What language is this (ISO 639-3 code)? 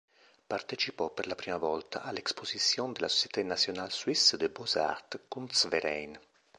ita